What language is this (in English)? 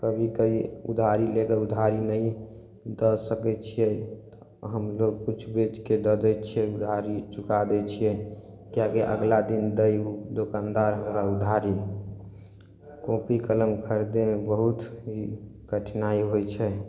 Maithili